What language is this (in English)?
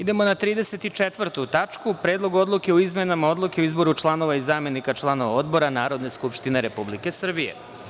Serbian